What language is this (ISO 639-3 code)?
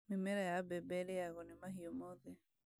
kik